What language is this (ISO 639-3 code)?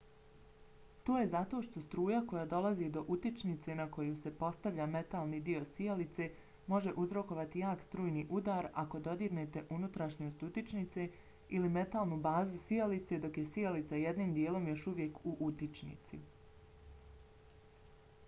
bos